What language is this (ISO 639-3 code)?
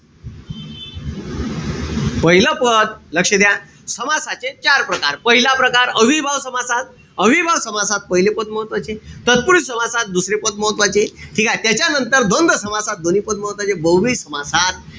mar